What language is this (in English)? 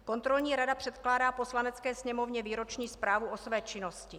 Czech